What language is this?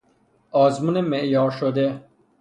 Persian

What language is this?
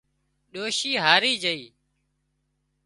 Wadiyara Koli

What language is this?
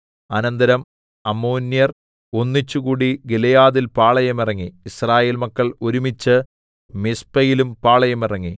Malayalam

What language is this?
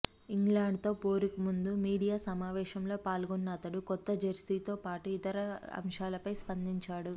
Telugu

